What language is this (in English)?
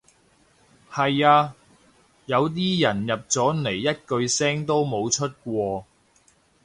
Cantonese